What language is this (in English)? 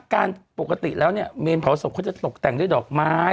Thai